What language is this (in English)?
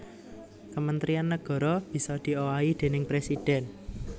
Javanese